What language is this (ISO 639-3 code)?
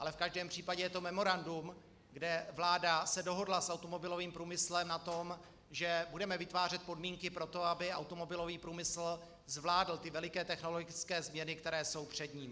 ces